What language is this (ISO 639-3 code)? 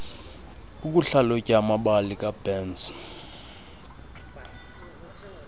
xho